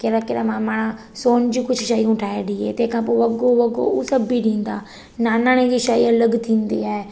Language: Sindhi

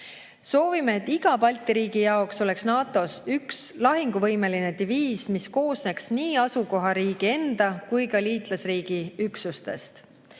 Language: Estonian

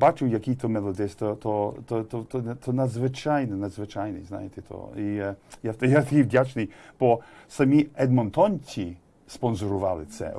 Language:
Ukrainian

